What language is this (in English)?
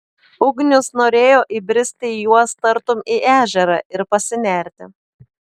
Lithuanian